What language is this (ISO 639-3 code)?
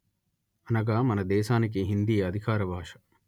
tel